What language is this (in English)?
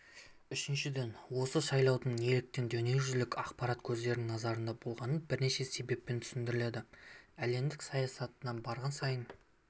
Kazakh